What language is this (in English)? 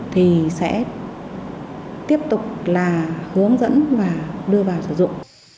Vietnamese